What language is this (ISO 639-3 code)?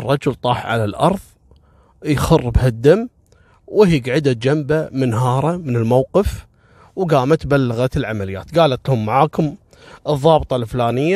ara